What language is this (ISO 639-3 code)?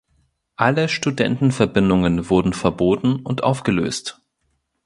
deu